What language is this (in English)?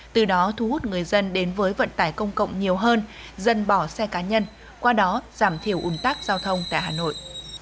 Vietnamese